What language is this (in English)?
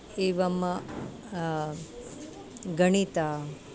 Sanskrit